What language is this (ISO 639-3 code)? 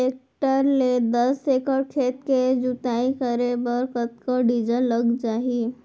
hne